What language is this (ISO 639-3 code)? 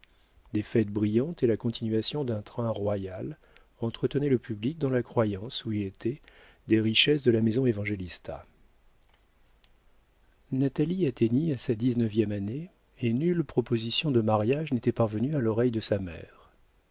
fra